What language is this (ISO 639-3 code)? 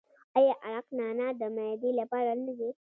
pus